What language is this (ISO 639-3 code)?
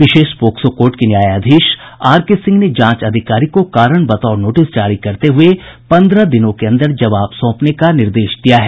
hin